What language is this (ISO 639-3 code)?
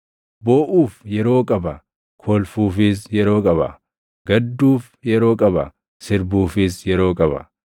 orm